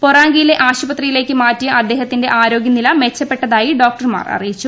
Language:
Malayalam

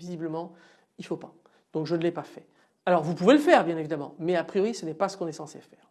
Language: French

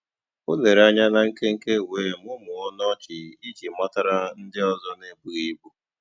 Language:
Igbo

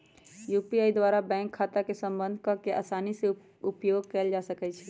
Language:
Magahi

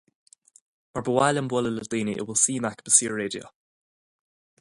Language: Irish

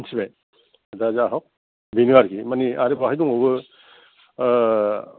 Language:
Bodo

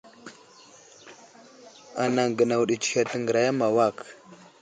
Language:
Wuzlam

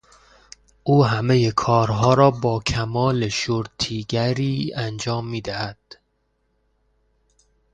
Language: Persian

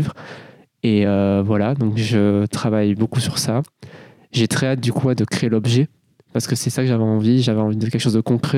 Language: French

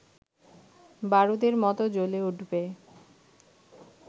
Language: Bangla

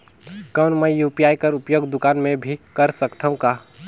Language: Chhattisgarhi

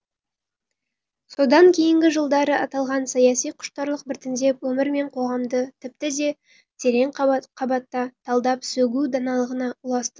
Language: Kazakh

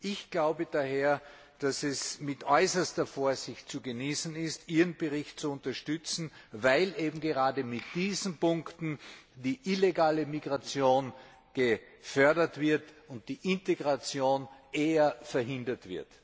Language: German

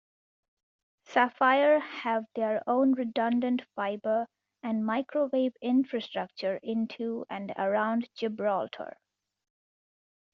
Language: English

